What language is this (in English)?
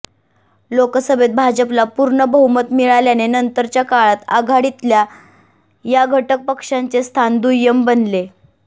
Marathi